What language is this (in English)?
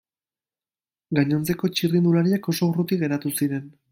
Basque